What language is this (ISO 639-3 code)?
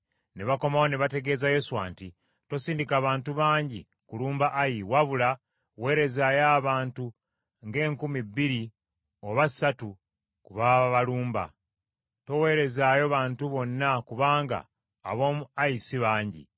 lug